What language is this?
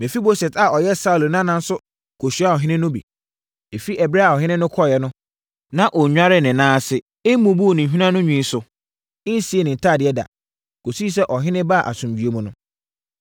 Akan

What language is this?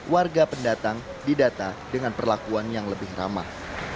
Indonesian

